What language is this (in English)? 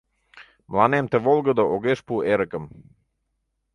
Mari